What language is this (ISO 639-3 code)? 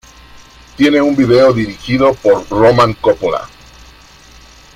spa